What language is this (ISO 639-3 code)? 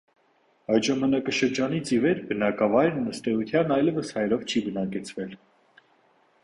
hye